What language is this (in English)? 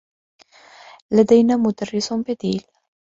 Arabic